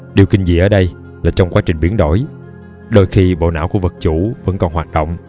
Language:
Vietnamese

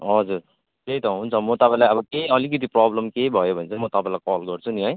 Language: Nepali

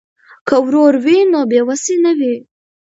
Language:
Pashto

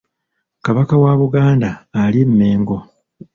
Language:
Ganda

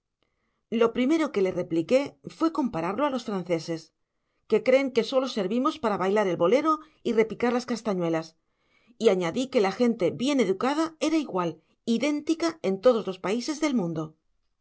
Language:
Spanish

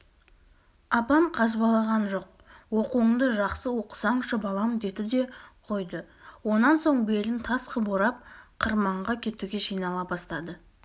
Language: Kazakh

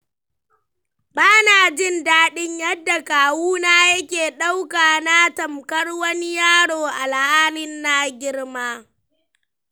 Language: Hausa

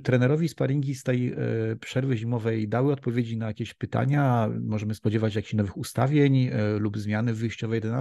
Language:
Polish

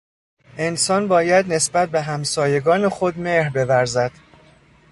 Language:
Persian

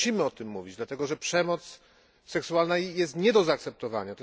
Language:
Polish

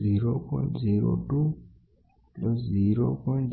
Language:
Gujarati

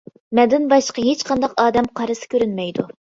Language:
Uyghur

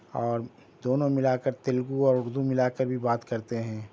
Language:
Urdu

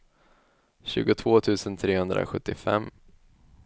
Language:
Swedish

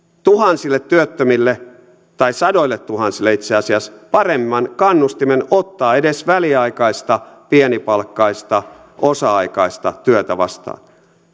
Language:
Finnish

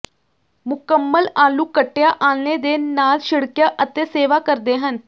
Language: Punjabi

